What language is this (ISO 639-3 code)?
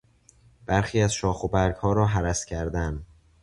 fas